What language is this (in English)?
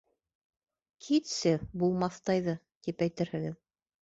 Bashkir